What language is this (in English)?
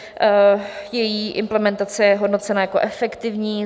Czech